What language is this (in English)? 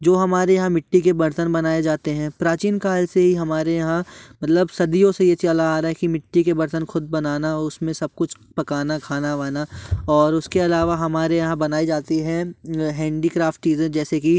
Hindi